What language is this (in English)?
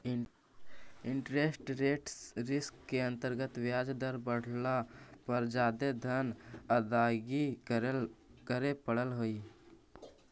Magahi